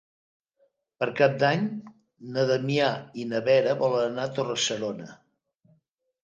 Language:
Catalan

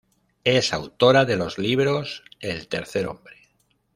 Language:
Spanish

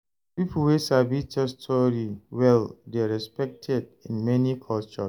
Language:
Nigerian Pidgin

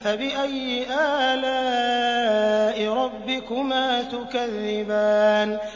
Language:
Arabic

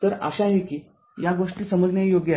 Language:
Marathi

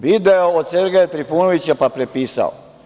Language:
Serbian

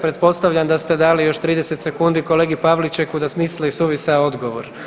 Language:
Croatian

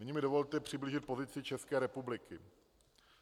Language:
Czech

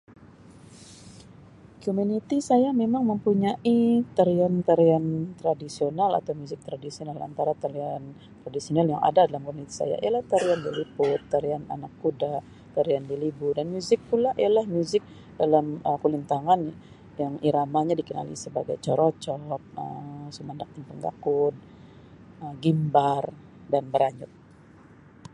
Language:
Sabah Malay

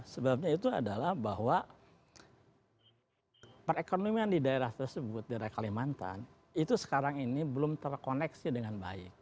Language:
Indonesian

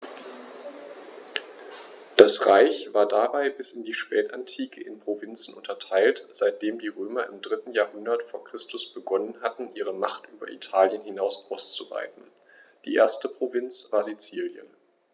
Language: German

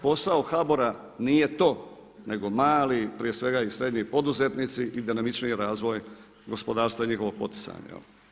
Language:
Croatian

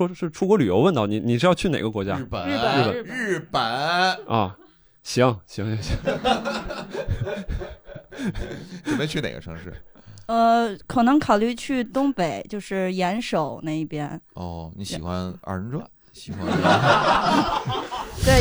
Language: Chinese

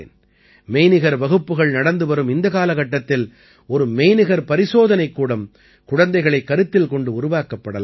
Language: Tamil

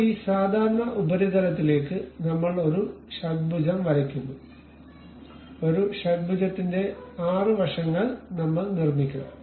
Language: Malayalam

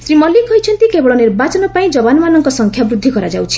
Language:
Odia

